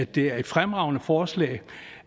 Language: Danish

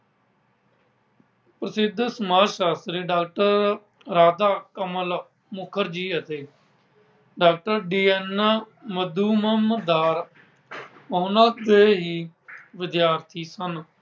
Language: Punjabi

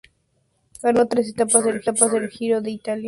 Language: Spanish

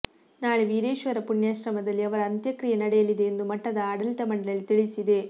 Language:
Kannada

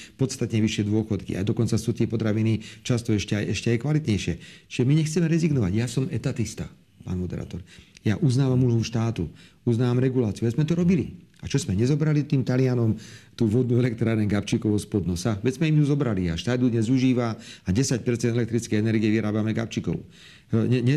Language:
Slovak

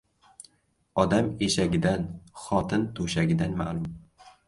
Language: Uzbek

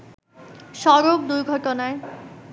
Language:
Bangla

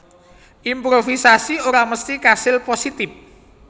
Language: Javanese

